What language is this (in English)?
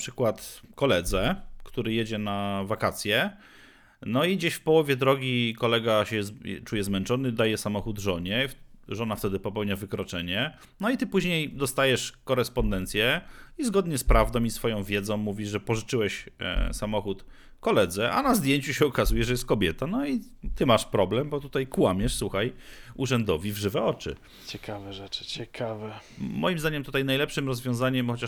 Polish